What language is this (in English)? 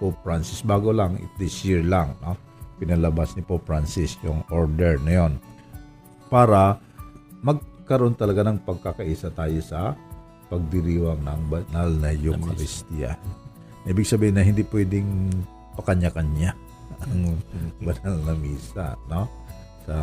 Filipino